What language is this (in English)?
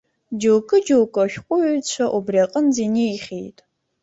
Abkhazian